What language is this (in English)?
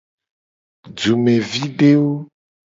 Gen